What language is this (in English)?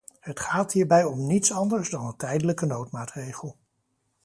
Dutch